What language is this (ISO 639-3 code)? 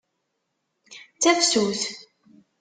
kab